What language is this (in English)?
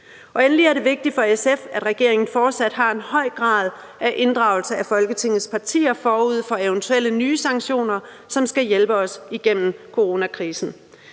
Danish